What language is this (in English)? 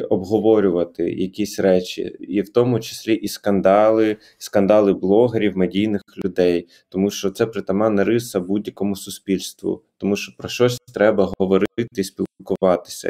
Ukrainian